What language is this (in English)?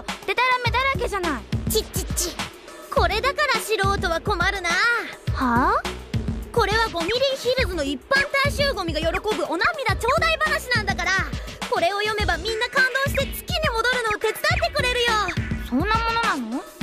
Japanese